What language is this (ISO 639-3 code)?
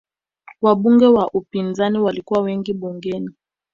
swa